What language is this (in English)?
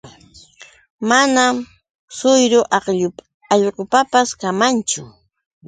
Yauyos Quechua